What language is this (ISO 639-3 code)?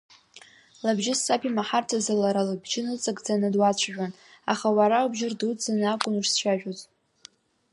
abk